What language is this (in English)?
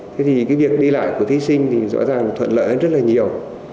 Vietnamese